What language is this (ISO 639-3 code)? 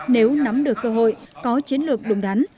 vie